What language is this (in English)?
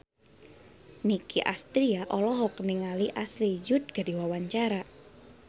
Sundanese